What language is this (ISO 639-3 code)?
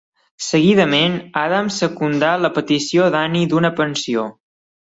cat